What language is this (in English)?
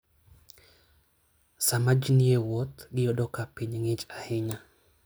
Luo (Kenya and Tanzania)